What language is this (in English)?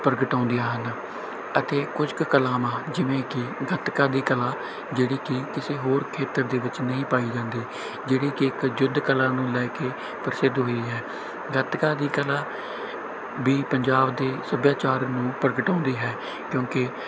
Punjabi